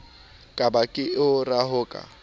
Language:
Southern Sotho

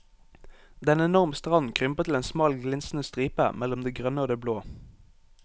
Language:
Norwegian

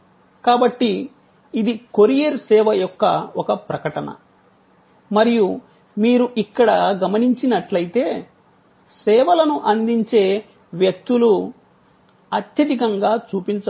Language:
Telugu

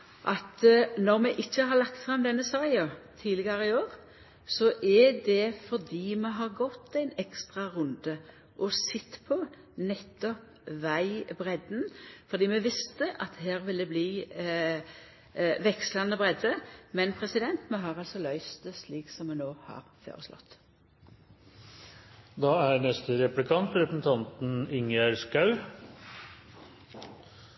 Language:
Norwegian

